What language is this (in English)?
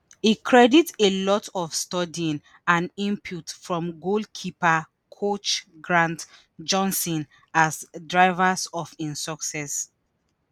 Nigerian Pidgin